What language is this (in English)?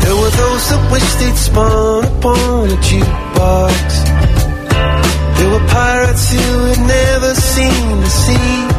Italian